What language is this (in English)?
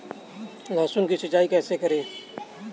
Hindi